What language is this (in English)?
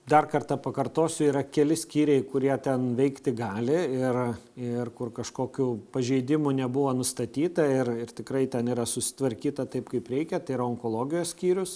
Lithuanian